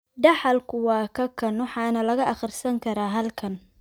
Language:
Somali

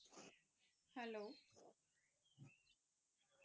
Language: Punjabi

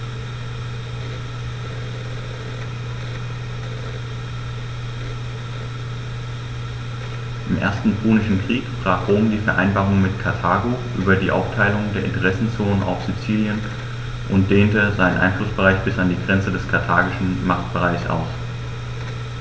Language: German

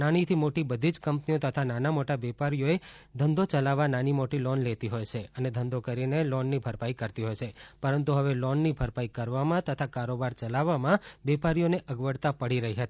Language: Gujarati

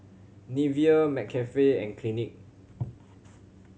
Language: English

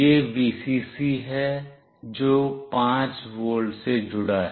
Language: Hindi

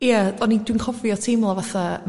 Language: Welsh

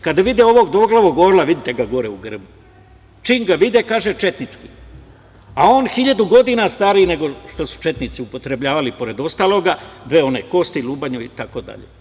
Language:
Serbian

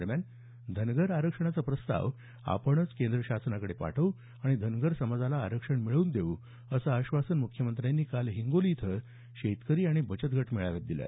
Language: Marathi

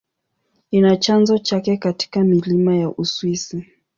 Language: Swahili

